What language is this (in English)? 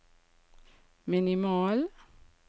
Norwegian